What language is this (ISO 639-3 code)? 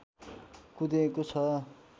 nep